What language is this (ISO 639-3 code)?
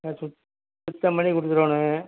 tam